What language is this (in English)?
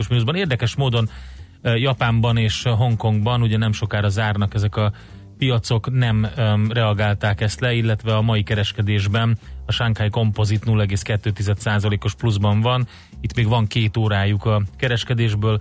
Hungarian